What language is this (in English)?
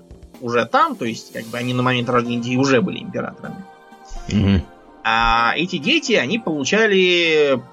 Russian